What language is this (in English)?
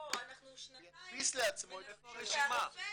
Hebrew